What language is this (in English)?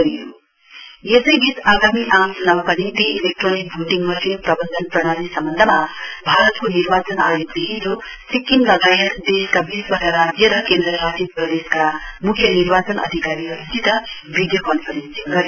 Nepali